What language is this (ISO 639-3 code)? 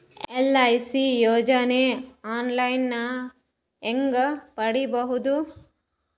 kan